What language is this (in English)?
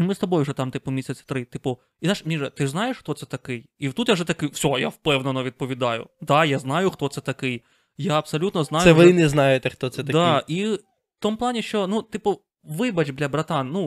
Ukrainian